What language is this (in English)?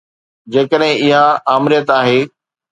Sindhi